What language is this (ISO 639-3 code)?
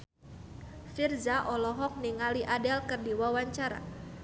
sun